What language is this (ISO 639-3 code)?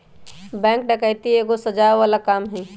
mag